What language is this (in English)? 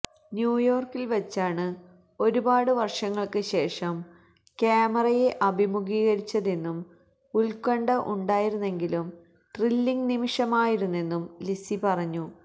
Malayalam